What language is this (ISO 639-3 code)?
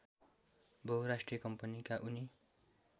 nep